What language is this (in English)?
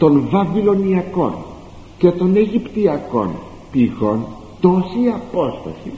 Greek